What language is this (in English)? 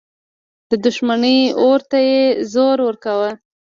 Pashto